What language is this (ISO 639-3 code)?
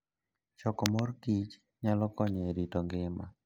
luo